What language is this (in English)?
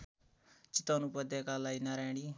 Nepali